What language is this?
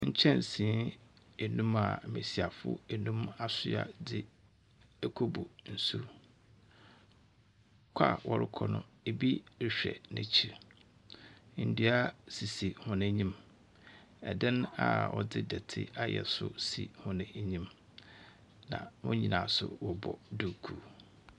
Akan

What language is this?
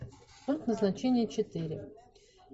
Russian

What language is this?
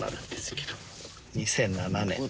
Japanese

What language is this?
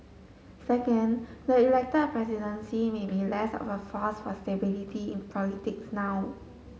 English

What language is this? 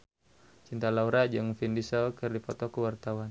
Sundanese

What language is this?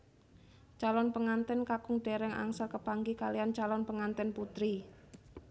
Javanese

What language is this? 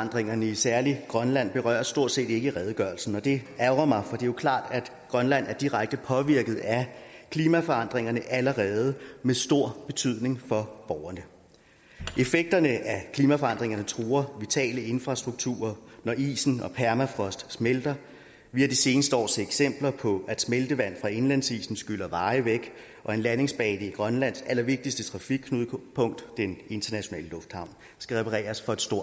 Danish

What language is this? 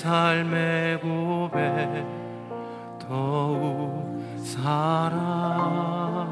Korean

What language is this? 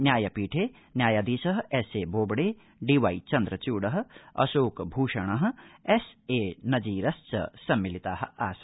Sanskrit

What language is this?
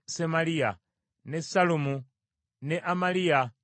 Ganda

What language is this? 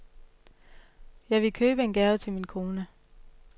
Danish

